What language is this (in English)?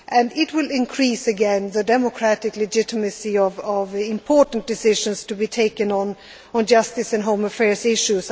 English